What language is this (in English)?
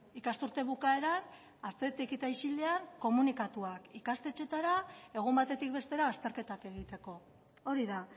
Basque